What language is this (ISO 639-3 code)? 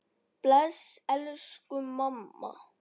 isl